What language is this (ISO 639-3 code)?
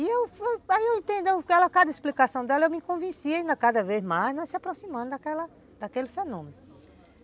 por